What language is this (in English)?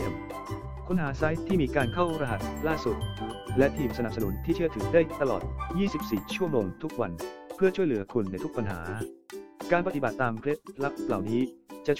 Thai